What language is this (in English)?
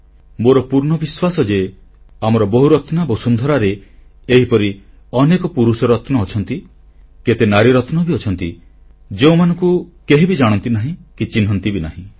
Odia